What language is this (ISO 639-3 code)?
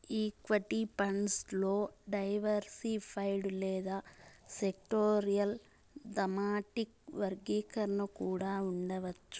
tel